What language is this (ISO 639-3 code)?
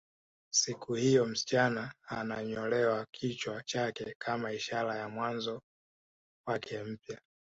swa